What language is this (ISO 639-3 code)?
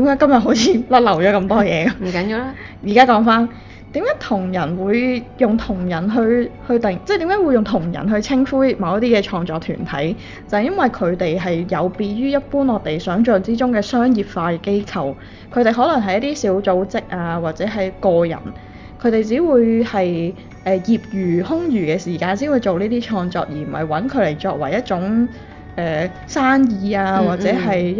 zho